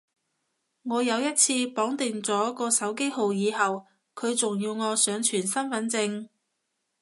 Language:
Cantonese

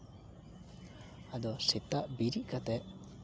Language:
Santali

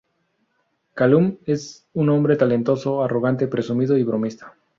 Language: Spanish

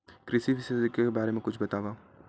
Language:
Chhattisgarhi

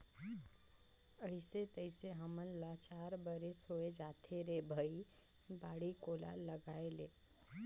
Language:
Chhattisgarhi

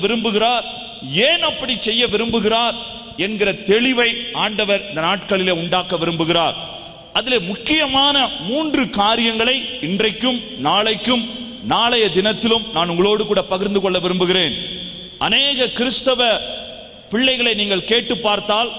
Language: Tamil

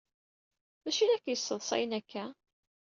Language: Kabyle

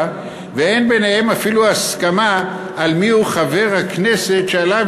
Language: Hebrew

